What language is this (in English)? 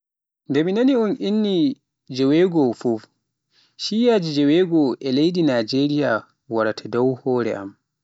Pular